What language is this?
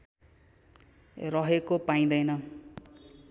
Nepali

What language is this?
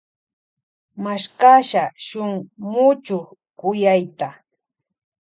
Loja Highland Quichua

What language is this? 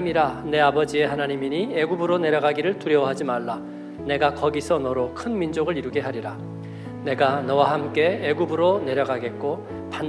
Korean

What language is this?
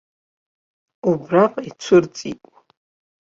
Abkhazian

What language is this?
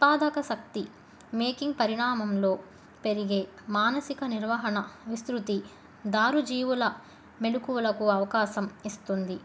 Telugu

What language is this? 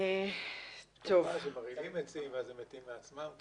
Hebrew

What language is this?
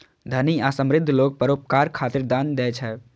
Maithili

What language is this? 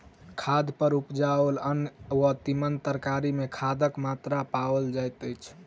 Maithili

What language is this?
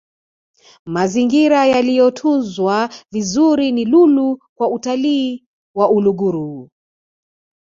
Swahili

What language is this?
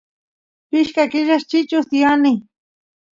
Santiago del Estero Quichua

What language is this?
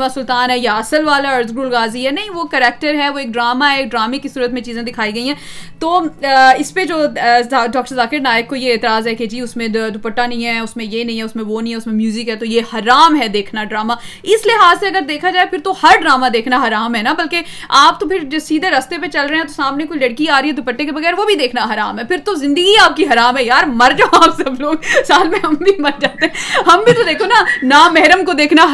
Urdu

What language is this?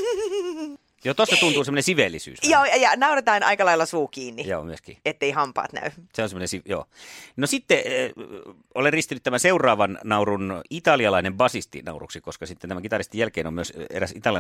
Finnish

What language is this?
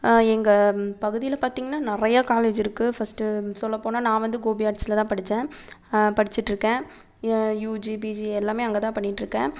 Tamil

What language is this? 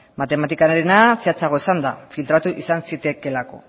Basque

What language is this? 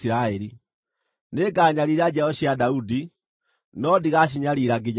Kikuyu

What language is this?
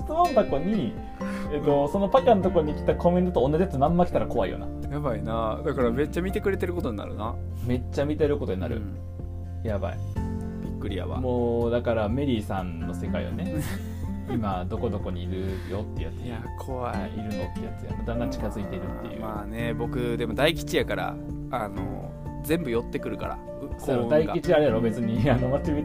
Japanese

